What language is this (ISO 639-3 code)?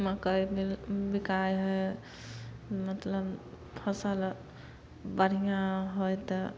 mai